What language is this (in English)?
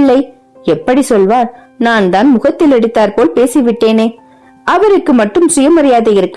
Tamil